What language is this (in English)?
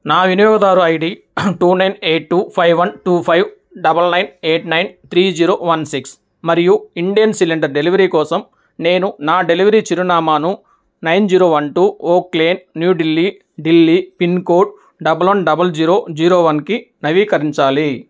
Telugu